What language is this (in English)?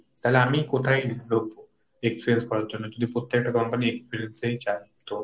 Bangla